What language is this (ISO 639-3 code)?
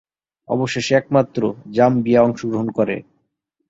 ben